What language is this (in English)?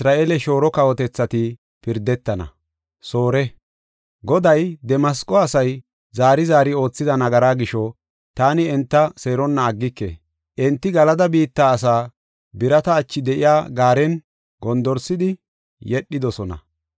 Gofa